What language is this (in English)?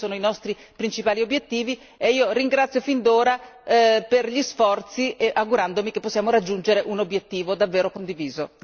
Italian